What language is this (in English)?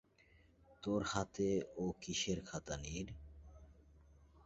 Bangla